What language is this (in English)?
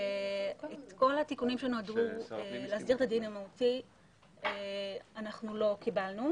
Hebrew